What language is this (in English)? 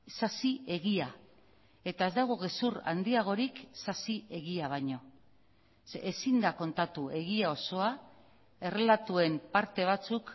Basque